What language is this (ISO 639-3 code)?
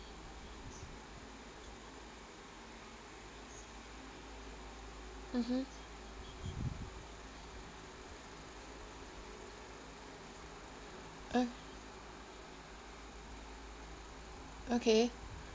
eng